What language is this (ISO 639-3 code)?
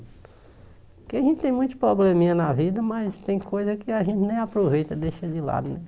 por